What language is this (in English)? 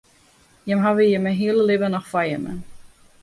Western Frisian